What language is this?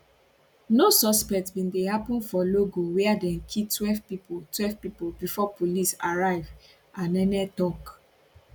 Nigerian Pidgin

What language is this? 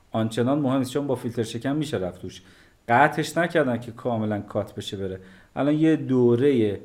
Persian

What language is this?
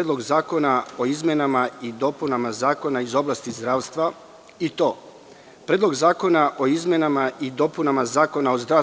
Serbian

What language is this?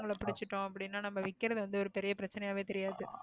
Tamil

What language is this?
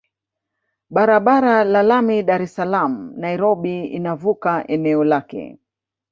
Swahili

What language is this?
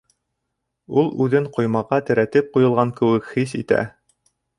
Bashkir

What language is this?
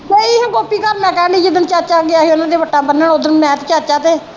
Punjabi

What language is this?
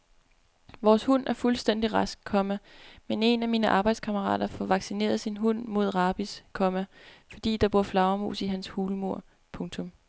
Danish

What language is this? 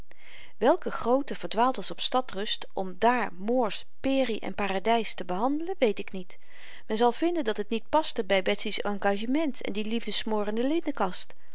Dutch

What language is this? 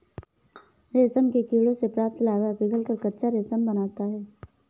Hindi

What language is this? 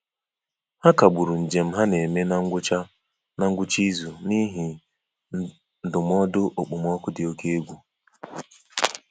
Igbo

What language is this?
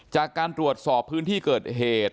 Thai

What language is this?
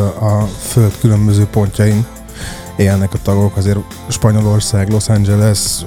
Hungarian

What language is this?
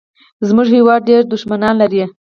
Pashto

